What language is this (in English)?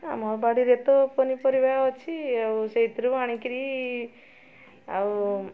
Odia